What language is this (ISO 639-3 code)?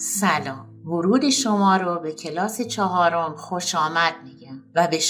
fas